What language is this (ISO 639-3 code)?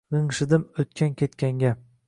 uzb